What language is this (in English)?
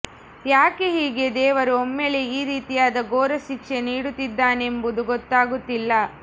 Kannada